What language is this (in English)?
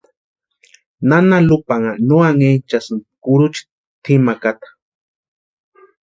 Western Highland Purepecha